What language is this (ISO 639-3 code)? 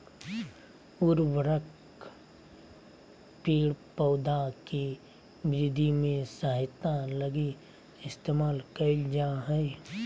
mag